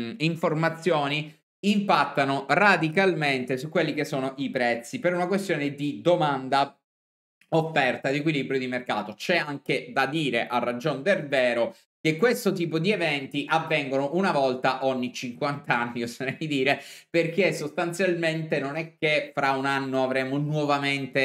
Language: Italian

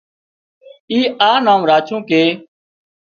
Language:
Wadiyara Koli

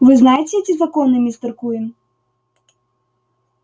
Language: Russian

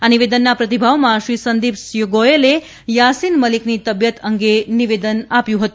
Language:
Gujarati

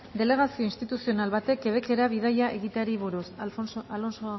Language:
Basque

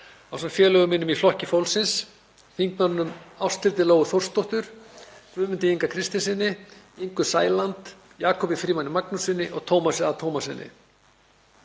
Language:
Icelandic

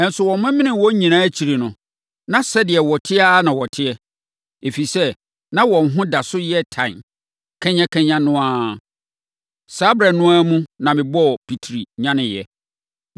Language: Akan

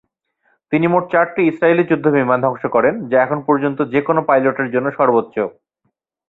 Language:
Bangla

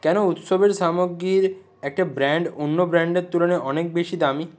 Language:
Bangla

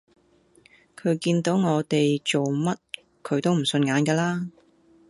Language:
Cantonese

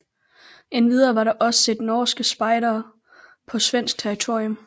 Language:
Danish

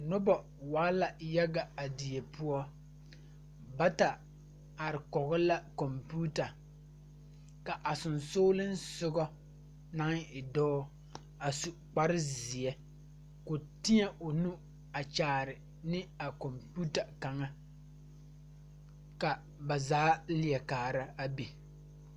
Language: Southern Dagaare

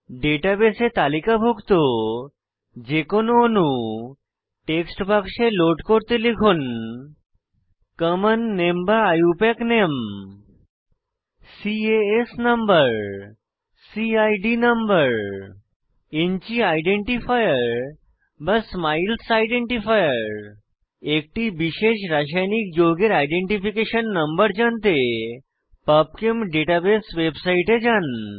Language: Bangla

